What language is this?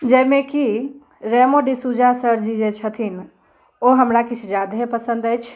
Maithili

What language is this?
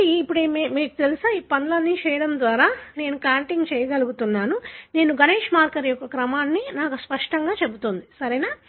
Telugu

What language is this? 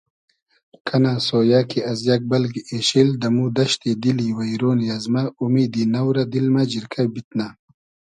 Hazaragi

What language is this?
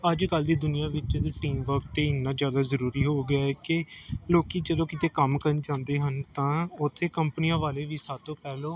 Punjabi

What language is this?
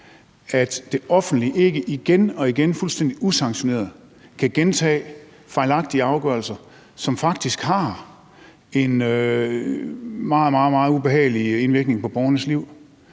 Danish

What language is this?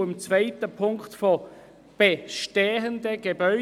Swiss German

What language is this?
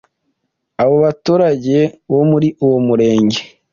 Kinyarwanda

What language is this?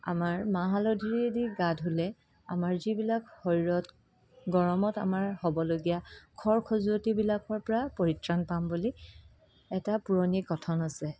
Assamese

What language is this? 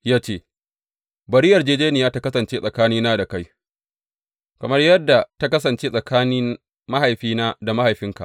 Hausa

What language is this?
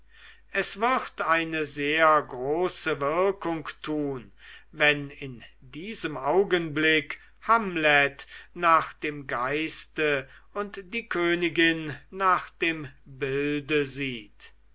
German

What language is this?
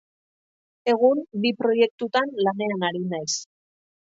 Basque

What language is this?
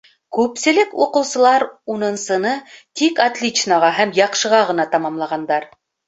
Bashkir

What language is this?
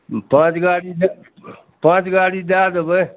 Maithili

